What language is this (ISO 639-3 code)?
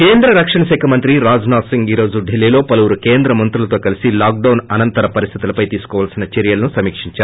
tel